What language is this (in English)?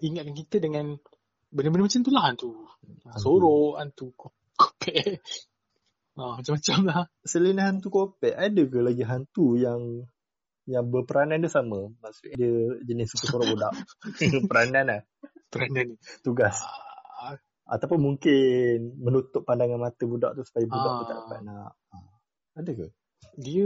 Malay